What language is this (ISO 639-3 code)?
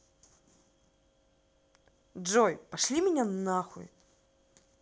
rus